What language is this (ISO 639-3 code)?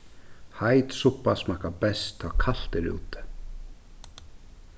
fao